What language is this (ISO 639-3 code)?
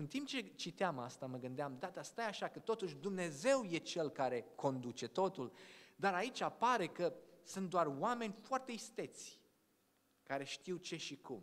ron